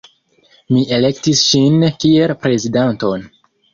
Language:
Esperanto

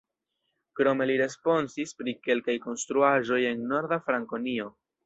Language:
Esperanto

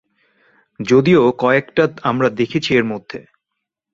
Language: Bangla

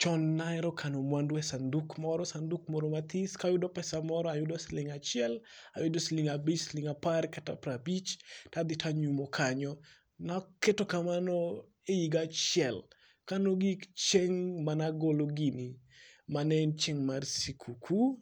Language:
Luo (Kenya and Tanzania)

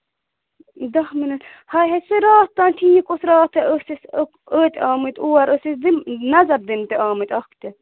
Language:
Kashmiri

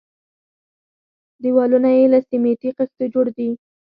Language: Pashto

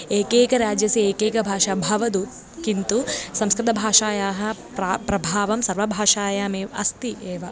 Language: Sanskrit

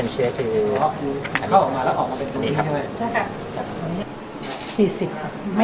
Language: Thai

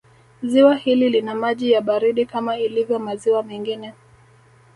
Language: Swahili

